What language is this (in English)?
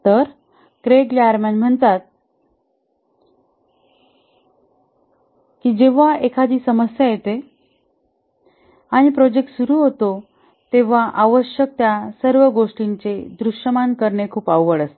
Marathi